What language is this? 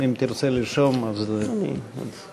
Hebrew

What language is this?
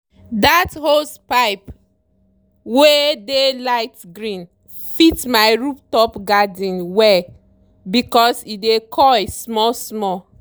Nigerian Pidgin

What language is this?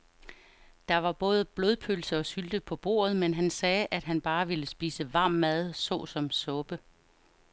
Danish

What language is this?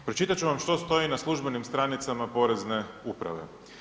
Croatian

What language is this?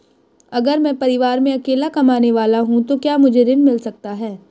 Hindi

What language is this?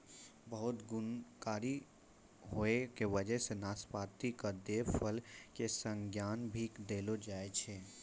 Maithili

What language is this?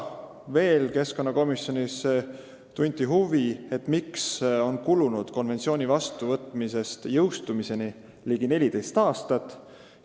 Estonian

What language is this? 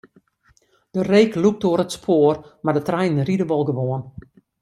Western Frisian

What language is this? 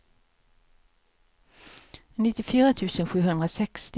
Swedish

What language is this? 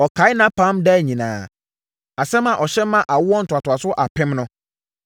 Akan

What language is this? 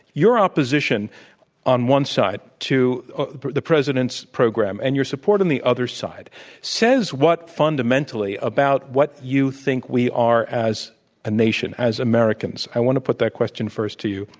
English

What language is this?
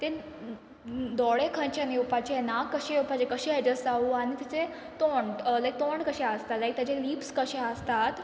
Konkani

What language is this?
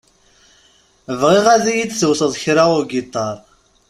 Kabyle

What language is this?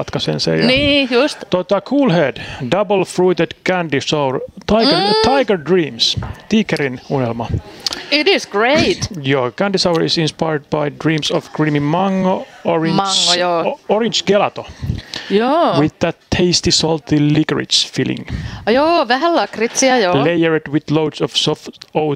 Finnish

